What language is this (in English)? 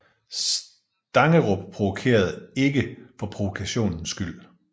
Danish